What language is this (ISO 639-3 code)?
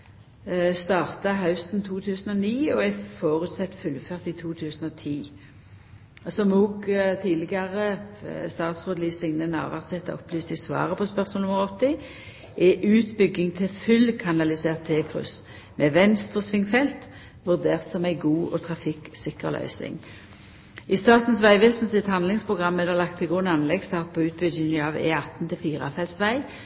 nno